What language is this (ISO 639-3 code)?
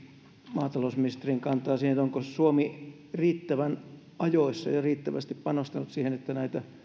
fin